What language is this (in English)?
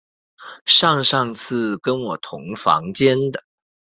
Chinese